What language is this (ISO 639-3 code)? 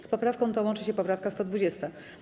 pol